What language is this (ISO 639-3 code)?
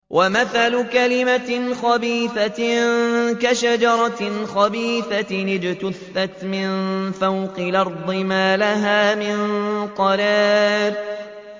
ara